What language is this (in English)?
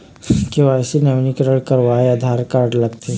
Chhattisgarhi